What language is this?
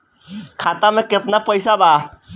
Bhojpuri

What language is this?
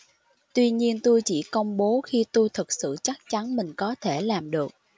Vietnamese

